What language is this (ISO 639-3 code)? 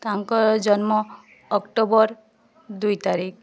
ori